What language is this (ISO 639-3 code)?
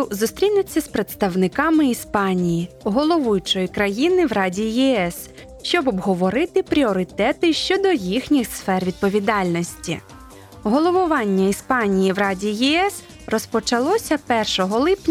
ukr